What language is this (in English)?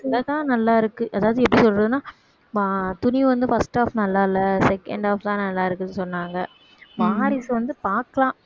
Tamil